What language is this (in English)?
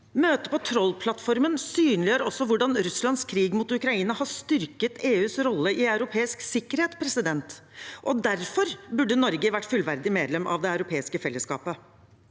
Norwegian